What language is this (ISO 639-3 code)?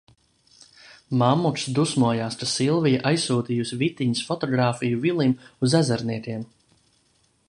lav